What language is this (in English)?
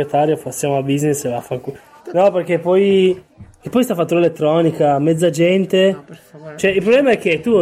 Italian